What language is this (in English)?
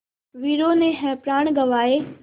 Hindi